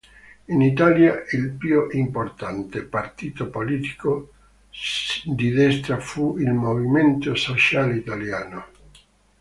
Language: Italian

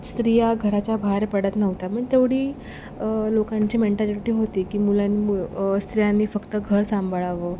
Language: Marathi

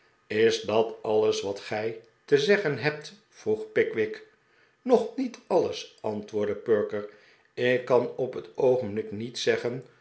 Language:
Dutch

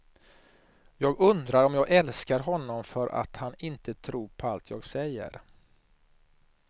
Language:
Swedish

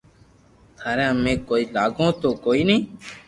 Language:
Loarki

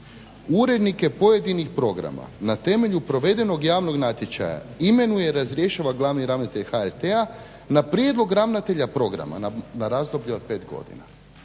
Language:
Croatian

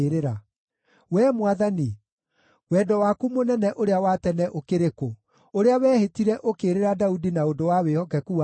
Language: Kikuyu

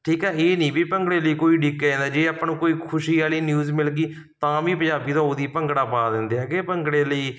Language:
Punjabi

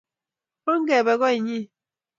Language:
Kalenjin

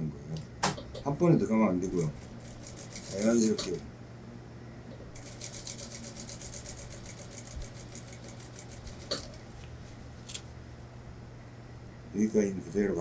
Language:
Korean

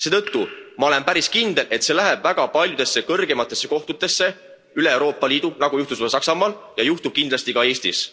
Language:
Estonian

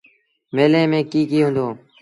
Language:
Sindhi Bhil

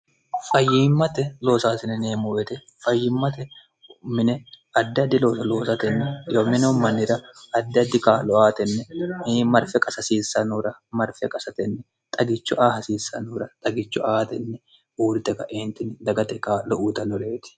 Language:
Sidamo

